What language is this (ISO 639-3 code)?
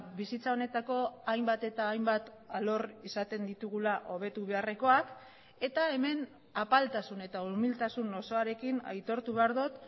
eus